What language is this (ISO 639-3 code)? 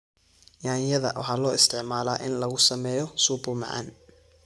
som